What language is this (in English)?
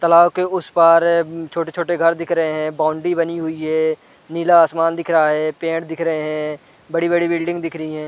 Hindi